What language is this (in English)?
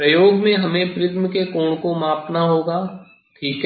Hindi